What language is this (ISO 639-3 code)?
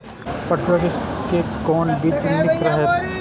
mai